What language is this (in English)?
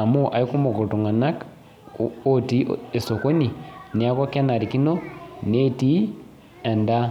Masai